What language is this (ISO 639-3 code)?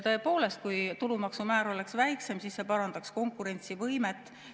est